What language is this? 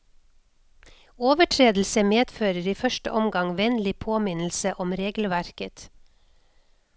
Norwegian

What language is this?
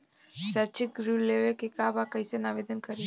Bhojpuri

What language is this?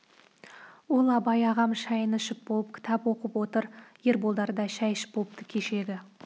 Kazakh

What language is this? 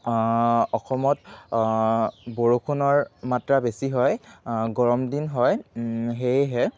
Assamese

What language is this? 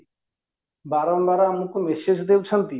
Odia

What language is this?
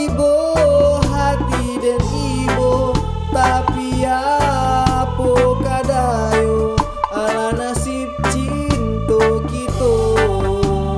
Indonesian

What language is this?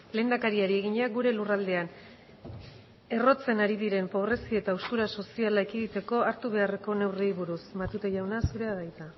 Basque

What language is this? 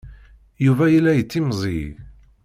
Kabyle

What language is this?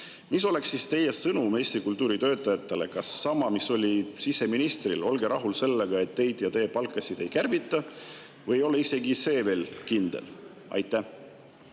Estonian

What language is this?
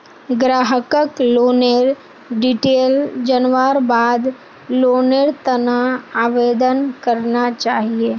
Magahi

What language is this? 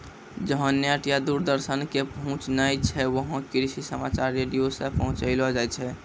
Maithili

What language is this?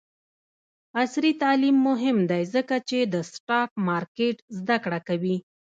Pashto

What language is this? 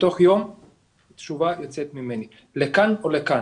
Hebrew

